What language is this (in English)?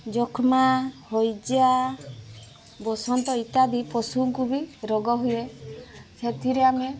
Odia